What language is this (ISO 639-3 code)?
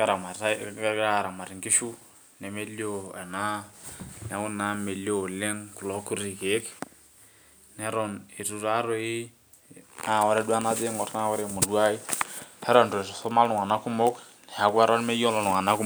mas